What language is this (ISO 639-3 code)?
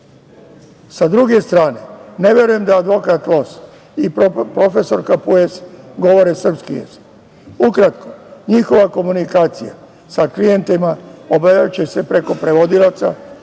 srp